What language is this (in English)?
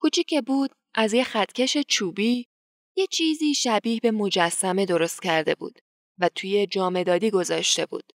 Persian